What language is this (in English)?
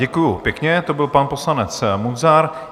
Czech